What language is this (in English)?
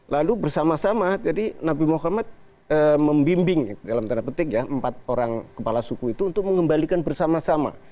Indonesian